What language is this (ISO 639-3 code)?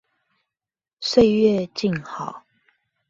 zho